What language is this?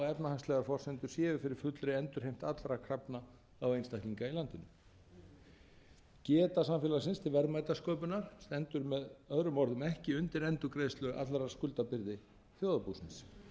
Icelandic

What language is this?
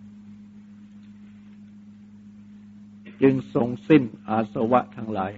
Thai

